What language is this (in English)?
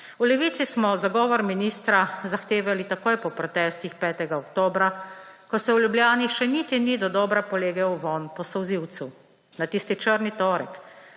Slovenian